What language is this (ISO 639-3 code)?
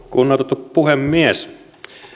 fin